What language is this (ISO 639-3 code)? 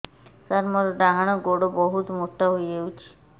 ori